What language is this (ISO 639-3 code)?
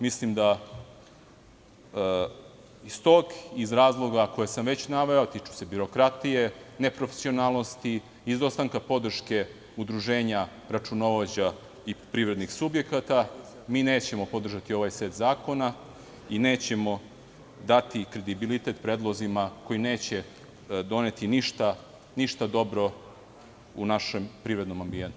srp